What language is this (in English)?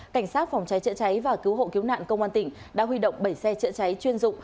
Vietnamese